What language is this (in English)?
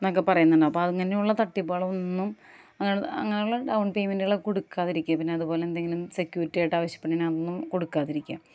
Malayalam